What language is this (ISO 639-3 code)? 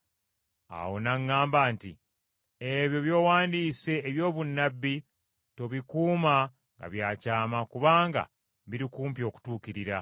lug